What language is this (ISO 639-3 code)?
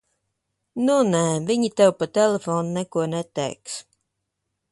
lav